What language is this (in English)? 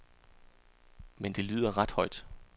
Danish